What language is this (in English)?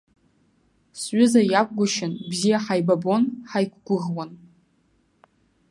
Abkhazian